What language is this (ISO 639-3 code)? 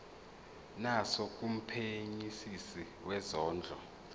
zul